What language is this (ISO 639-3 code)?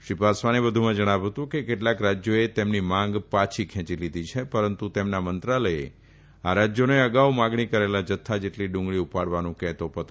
guj